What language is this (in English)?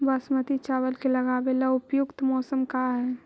Magahi